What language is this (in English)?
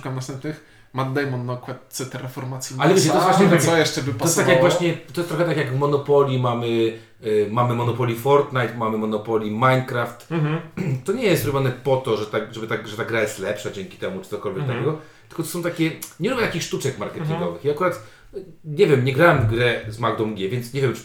Polish